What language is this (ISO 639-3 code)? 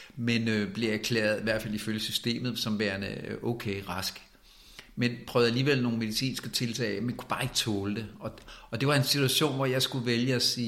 dan